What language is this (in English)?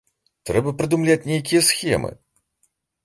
Belarusian